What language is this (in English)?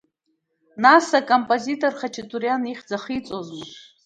Abkhazian